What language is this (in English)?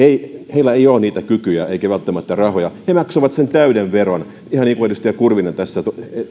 Finnish